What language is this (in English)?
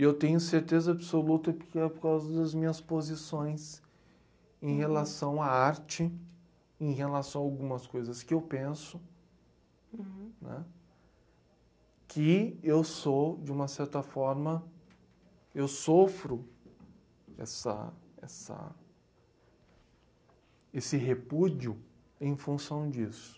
Portuguese